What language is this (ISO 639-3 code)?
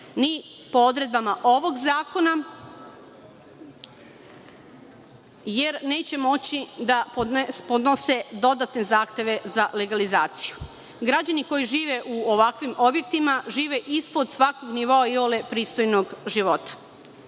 srp